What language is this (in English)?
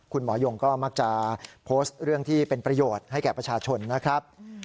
Thai